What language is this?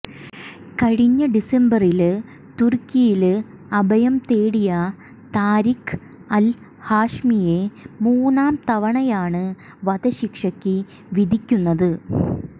Malayalam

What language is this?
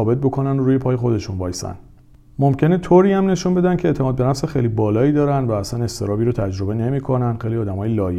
Persian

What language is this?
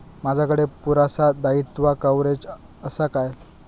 Marathi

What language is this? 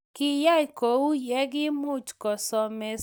Kalenjin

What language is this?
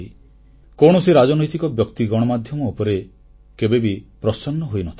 Odia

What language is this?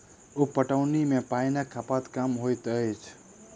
Maithili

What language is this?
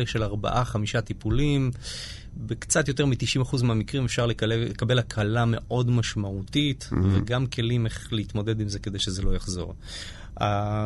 Hebrew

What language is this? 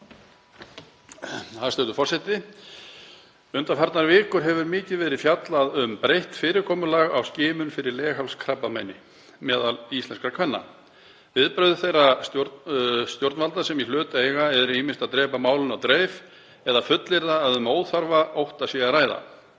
Icelandic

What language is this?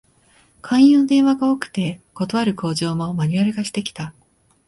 Japanese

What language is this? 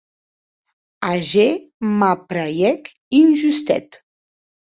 Occitan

